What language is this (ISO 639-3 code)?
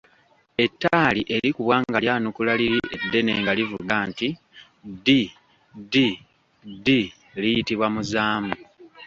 lug